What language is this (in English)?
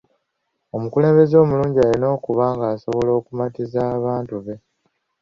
Ganda